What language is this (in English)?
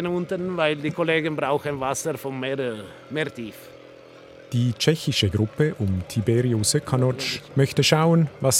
German